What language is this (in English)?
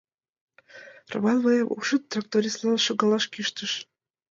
Mari